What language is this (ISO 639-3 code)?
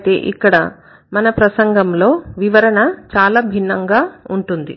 tel